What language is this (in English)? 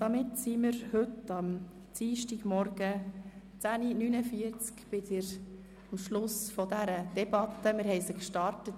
Swiss German